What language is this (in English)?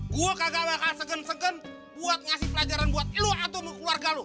Indonesian